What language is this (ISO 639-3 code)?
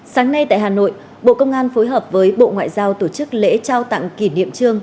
vie